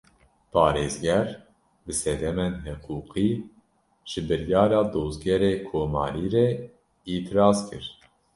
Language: Kurdish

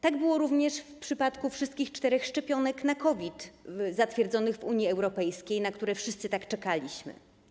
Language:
Polish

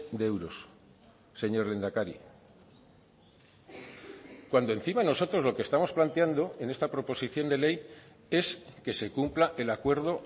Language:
Spanish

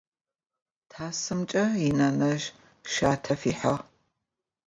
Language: Adyghe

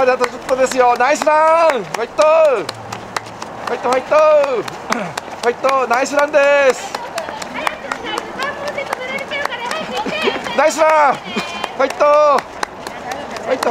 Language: Japanese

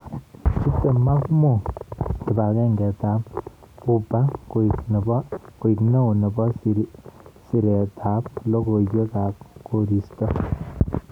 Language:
Kalenjin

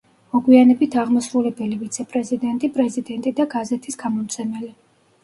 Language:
Georgian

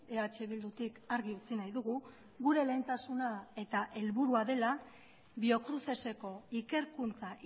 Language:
Basque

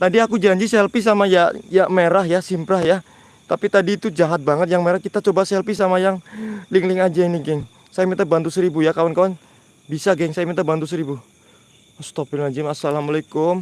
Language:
Indonesian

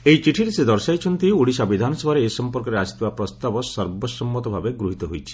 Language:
Odia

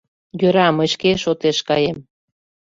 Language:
Mari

